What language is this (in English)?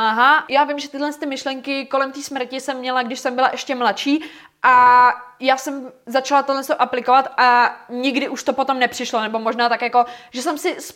Czech